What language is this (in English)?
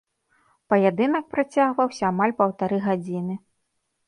Belarusian